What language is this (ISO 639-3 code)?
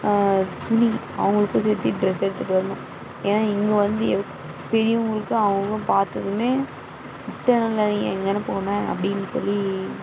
tam